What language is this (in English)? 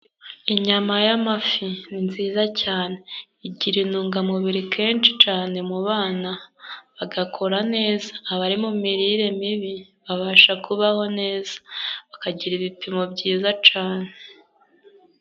Kinyarwanda